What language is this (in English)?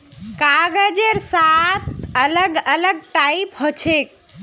Magahi